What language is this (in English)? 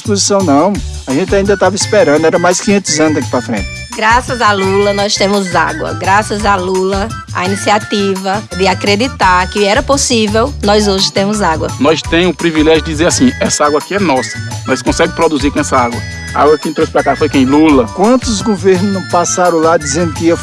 Portuguese